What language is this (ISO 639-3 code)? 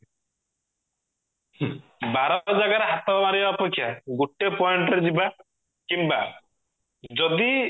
ori